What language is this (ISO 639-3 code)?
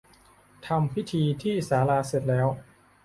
tha